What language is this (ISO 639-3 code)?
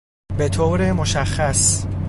fas